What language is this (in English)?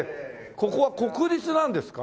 Japanese